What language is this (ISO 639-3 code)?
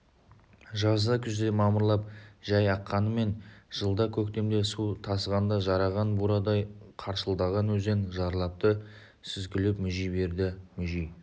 kaz